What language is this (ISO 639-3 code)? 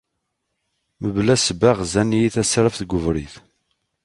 kab